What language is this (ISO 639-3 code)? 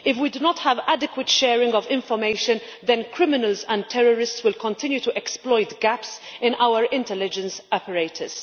eng